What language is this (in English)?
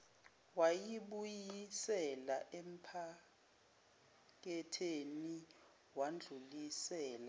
Zulu